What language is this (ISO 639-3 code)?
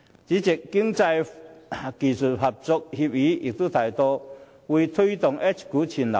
yue